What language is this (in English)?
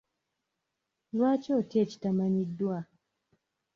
Ganda